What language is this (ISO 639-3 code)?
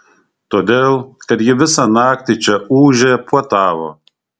lit